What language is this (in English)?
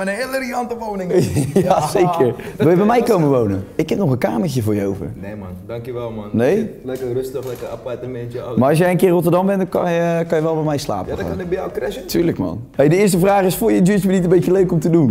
Dutch